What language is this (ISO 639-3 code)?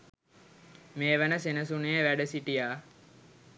sin